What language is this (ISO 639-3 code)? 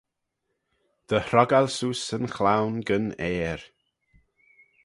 glv